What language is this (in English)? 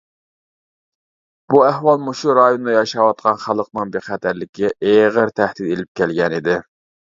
Uyghur